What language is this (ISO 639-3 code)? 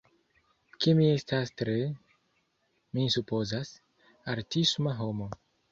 epo